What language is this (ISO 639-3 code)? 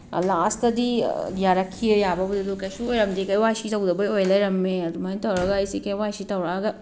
mni